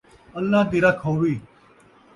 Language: Saraiki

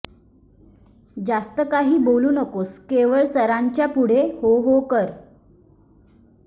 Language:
Marathi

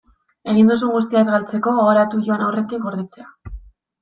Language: Basque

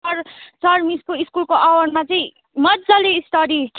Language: Nepali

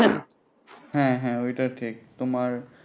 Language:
Bangla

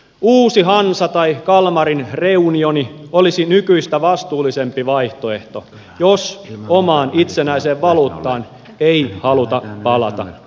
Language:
Finnish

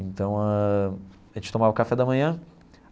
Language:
Portuguese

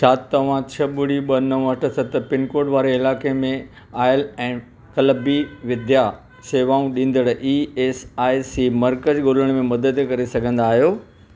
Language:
Sindhi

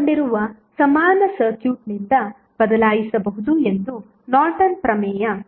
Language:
Kannada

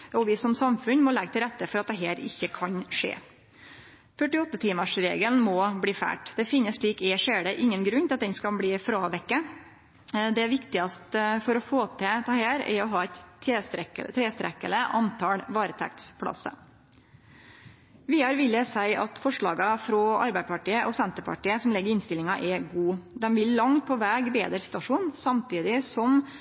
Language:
Norwegian Nynorsk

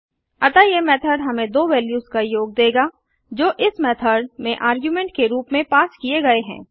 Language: Hindi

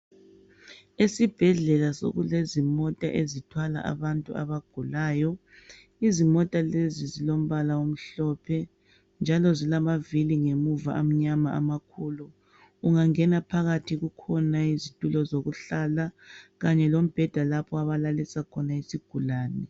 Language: North Ndebele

